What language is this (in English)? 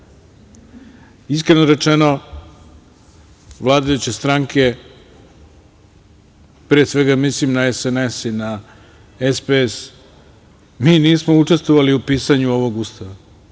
Serbian